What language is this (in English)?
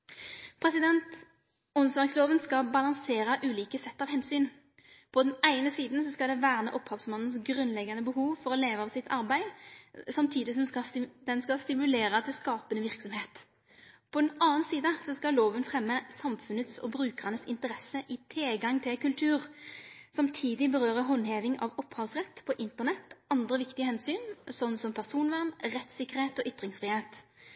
Norwegian Nynorsk